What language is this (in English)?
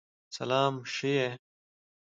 Pashto